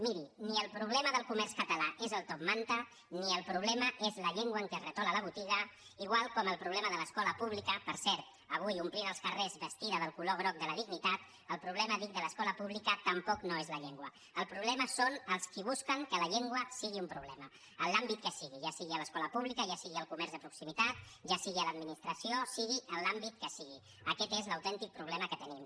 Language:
Catalan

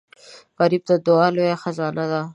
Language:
Pashto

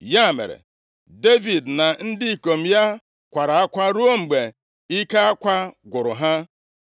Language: Igbo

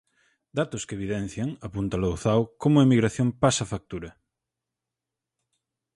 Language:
Galician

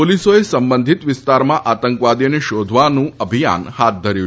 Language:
Gujarati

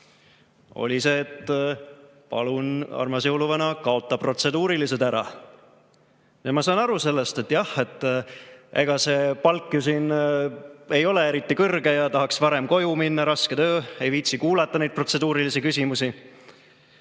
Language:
Estonian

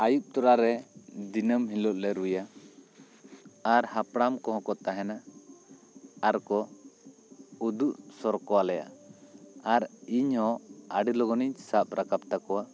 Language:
Santali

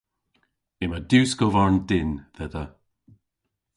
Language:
Cornish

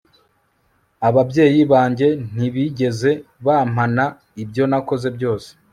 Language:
Kinyarwanda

